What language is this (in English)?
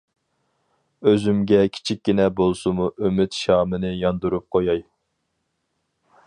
Uyghur